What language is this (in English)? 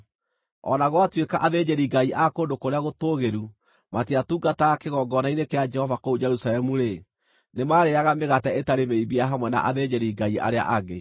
Kikuyu